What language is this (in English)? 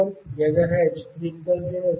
Telugu